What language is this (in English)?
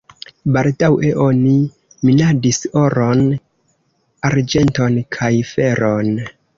Esperanto